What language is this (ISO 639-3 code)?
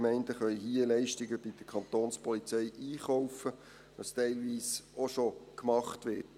gsw